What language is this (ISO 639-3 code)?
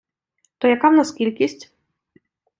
ukr